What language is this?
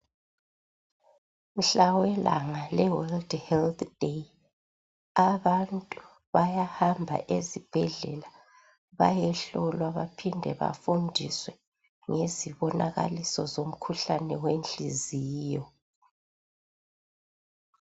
North Ndebele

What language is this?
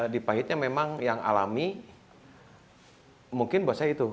Indonesian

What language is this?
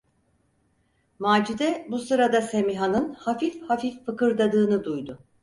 Turkish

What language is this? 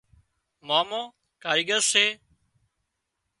Wadiyara Koli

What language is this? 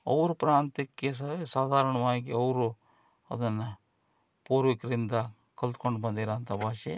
Kannada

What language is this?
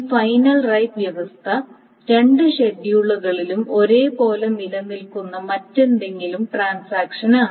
Malayalam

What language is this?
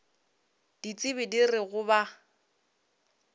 Northern Sotho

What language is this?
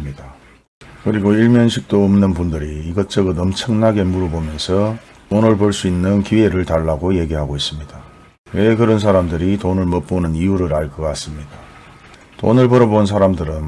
Korean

